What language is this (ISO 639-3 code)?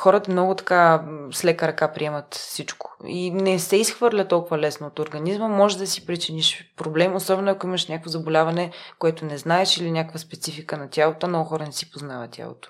bul